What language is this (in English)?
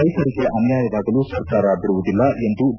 Kannada